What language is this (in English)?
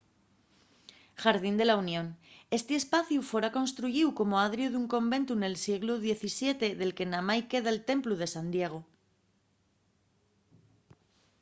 Asturian